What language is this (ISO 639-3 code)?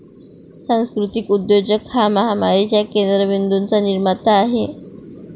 mar